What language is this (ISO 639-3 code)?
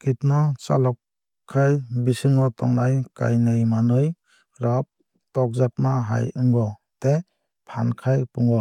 trp